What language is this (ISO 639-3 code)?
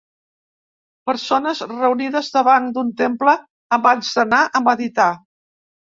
cat